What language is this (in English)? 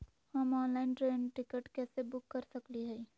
Magahi